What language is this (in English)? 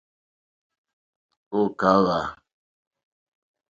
Mokpwe